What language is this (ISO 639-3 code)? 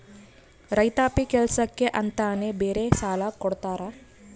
kan